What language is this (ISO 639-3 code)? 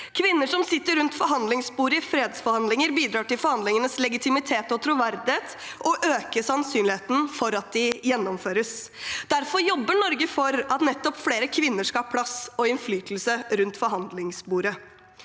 nor